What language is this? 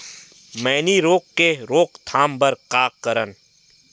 Chhattisgarhi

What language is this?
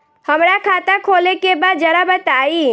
Bhojpuri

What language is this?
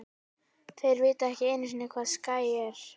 Icelandic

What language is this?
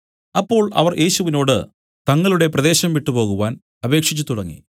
Malayalam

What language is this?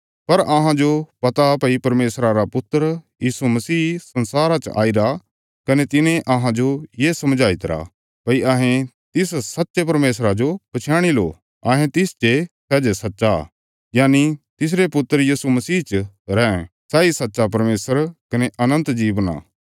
Bilaspuri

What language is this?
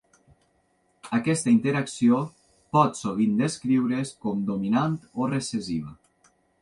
Catalan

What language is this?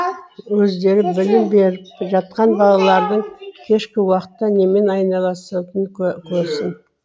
Kazakh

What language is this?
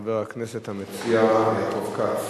Hebrew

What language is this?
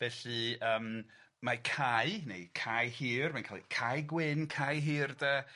Welsh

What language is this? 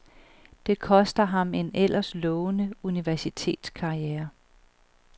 Danish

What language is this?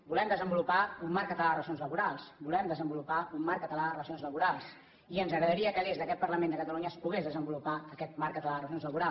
Catalan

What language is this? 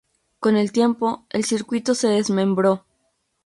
Spanish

